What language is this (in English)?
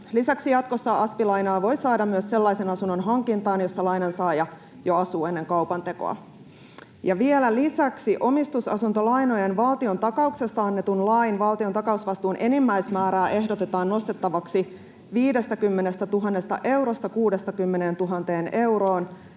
Finnish